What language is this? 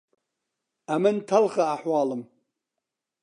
Central Kurdish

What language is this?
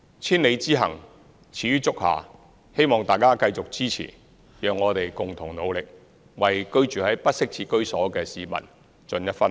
Cantonese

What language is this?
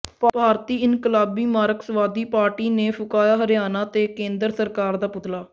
Punjabi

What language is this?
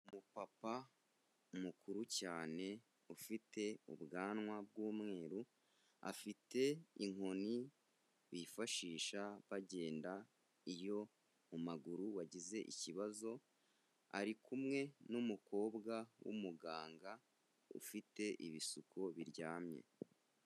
Kinyarwanda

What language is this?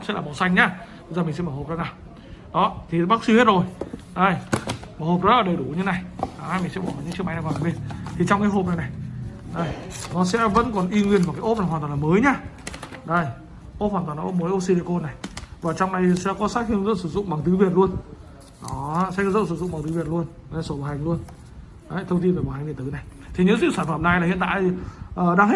Vietnamese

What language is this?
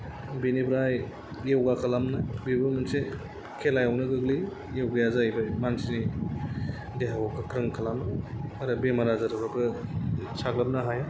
Bodo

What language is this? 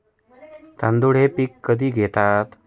Marathi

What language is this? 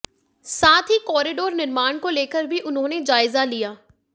Hindi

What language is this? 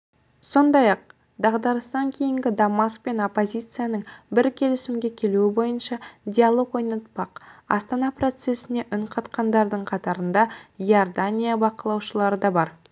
Kazakh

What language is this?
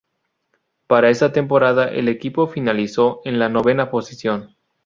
Spanish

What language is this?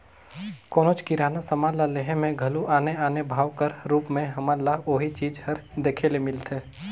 Chhattisgarhi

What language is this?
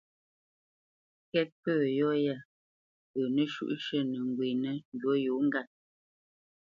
Bamenyam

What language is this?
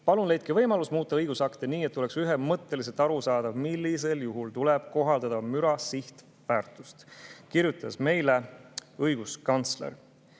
Estonian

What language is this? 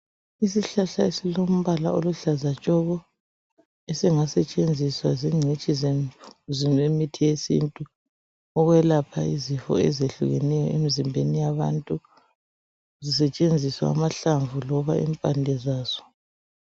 North Ndebele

